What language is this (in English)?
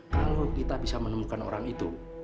Indonesian